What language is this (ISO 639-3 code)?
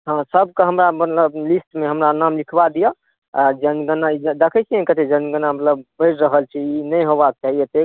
mai